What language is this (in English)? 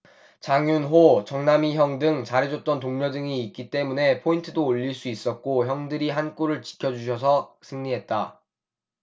Korean